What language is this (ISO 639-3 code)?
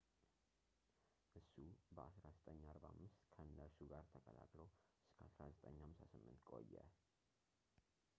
amh